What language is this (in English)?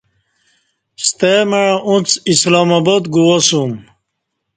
Kati